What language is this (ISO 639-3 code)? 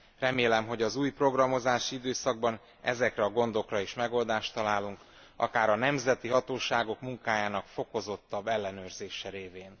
hun